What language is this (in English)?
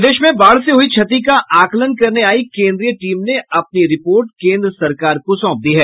Hindi